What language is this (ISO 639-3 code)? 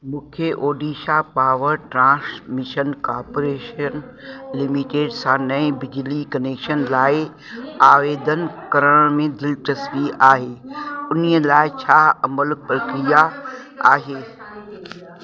snd